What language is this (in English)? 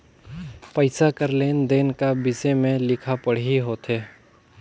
Chhattisgarhi